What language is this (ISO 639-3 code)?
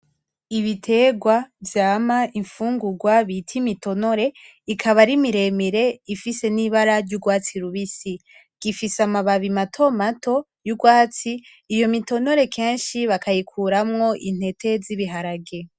run